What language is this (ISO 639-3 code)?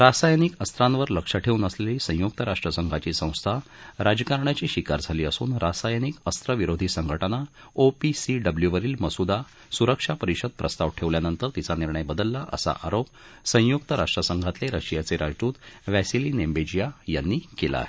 mar